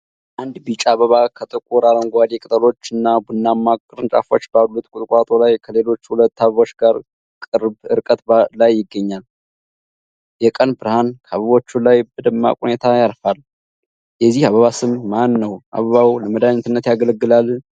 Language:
Amharic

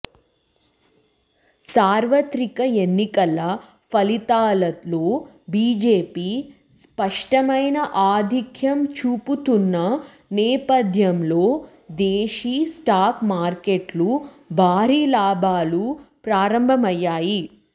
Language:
Telugu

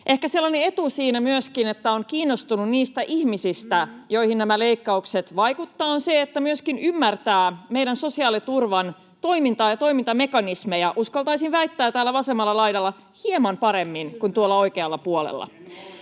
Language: Finnish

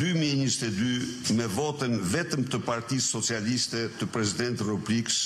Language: Romanian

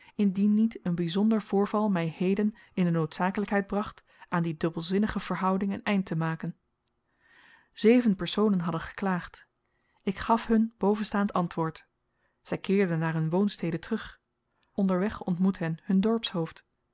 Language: Dutch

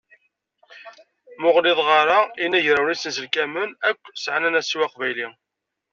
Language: Kabyle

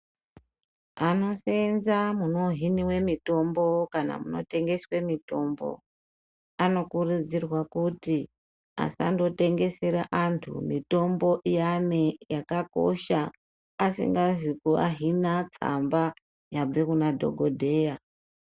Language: Ndau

